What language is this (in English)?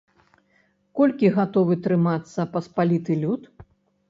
Belarusian